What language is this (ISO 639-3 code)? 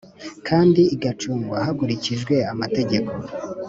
kin